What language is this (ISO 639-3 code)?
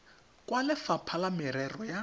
tsn